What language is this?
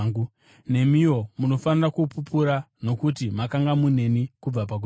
Shona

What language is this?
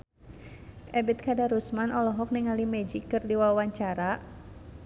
Sundanese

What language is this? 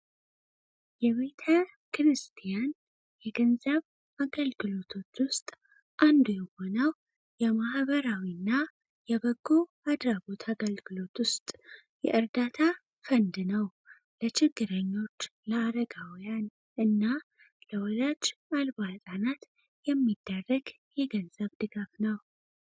Amharic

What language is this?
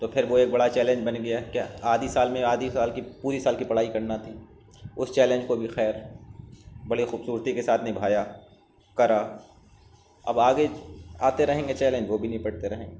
Urdu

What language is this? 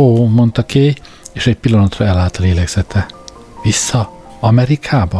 Hungarian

